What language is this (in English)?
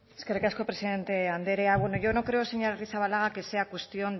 Basque